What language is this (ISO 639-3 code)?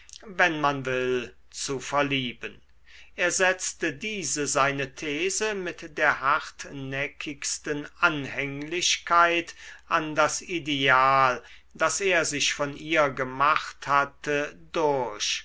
deu